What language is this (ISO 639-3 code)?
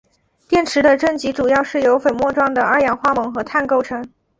zho